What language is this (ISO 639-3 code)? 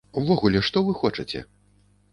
bel